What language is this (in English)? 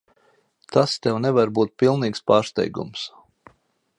Latvian